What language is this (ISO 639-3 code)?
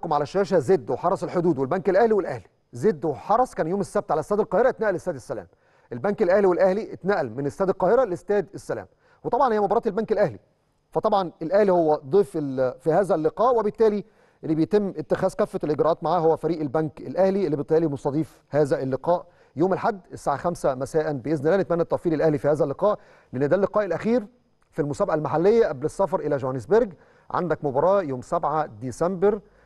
ara